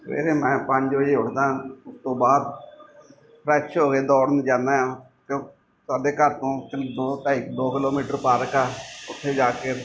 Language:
Punjabi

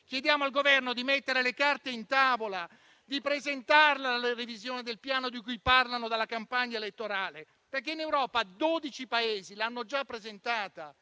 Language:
Italian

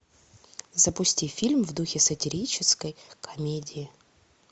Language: Russian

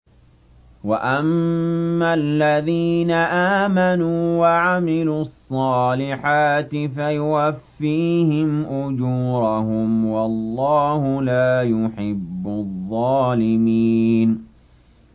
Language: Arabic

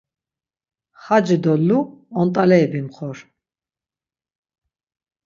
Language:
Laz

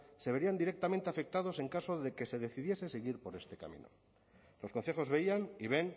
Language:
Spanish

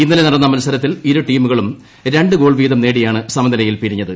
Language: Malayalam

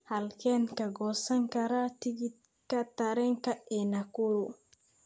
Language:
Somali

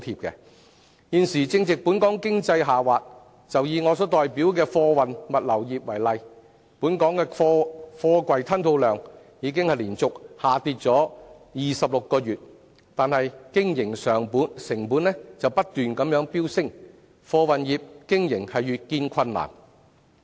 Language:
Cantonese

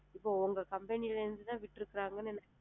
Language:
Tamil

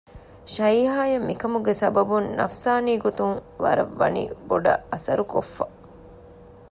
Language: Divehi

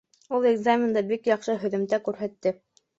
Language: Bashkir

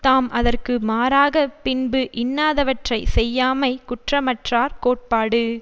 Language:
Tamil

